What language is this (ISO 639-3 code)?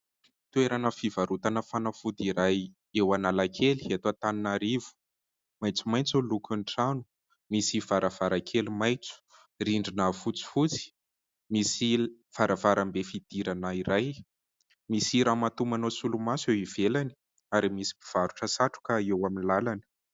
mlg